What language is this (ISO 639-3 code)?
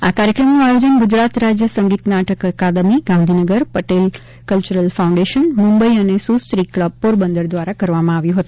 guj